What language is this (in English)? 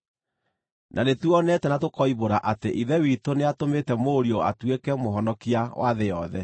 Kikuyu